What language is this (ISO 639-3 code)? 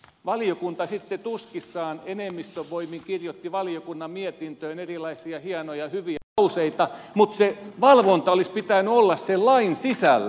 fin